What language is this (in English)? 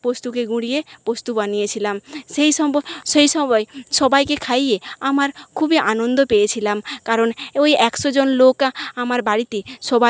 Bangla